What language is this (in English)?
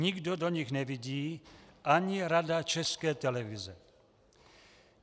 Czech